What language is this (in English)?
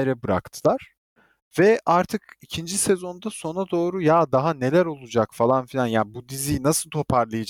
Turkish